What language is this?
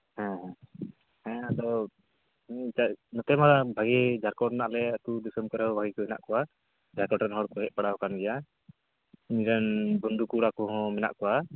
Santali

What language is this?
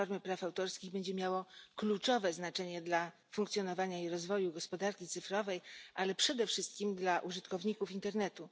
Polish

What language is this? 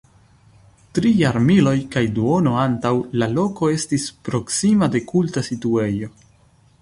Esperanto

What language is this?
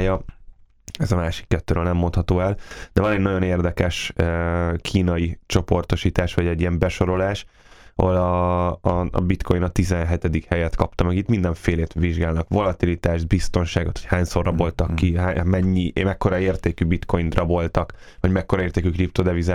Hungarian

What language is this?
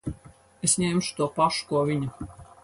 Latvian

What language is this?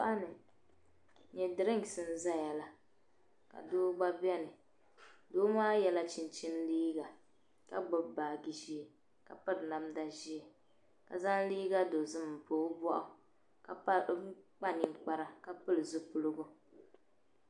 Dagbani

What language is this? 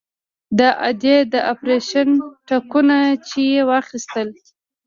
Pashto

